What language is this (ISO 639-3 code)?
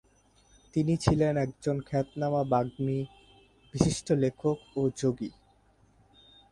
ben